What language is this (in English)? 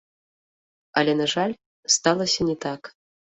Belarusian